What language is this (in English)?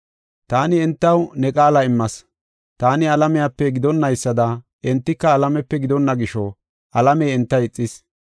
Gofa